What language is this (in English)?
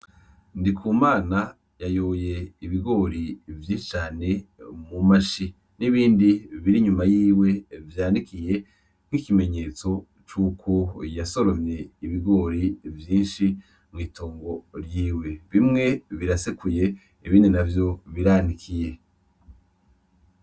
Rundi